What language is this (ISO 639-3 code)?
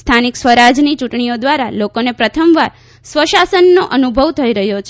guj